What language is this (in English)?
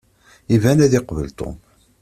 Kabyle